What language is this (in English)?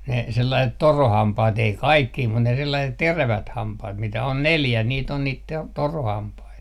Finnish